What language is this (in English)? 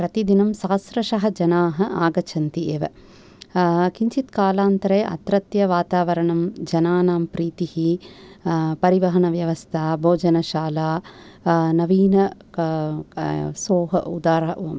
Sanskrit